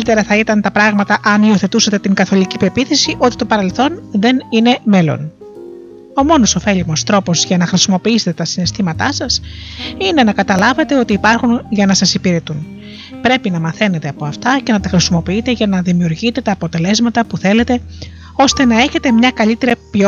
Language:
Greek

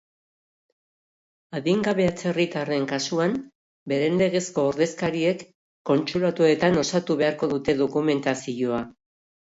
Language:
Basque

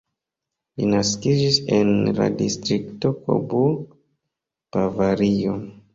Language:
Esperanto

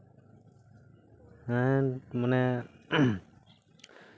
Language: Santali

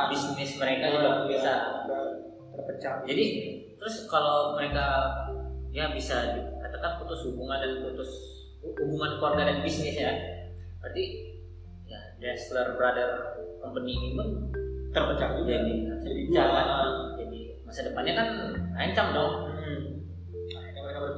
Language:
Indonesian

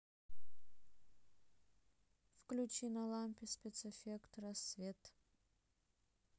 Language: Russian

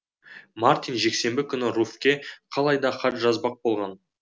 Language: Kazakh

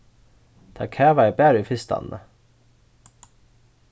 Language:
Faroese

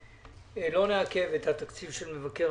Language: Hebrew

